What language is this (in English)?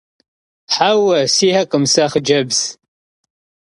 Kabardian